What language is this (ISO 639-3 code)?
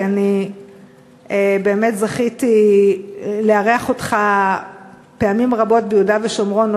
heb